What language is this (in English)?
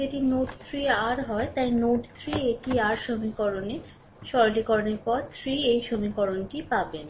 Bangla